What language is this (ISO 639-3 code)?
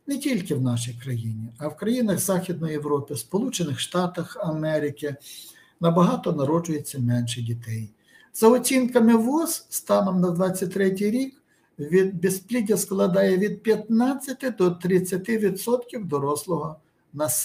ukr